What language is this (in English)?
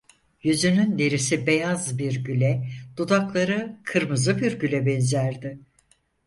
Turkish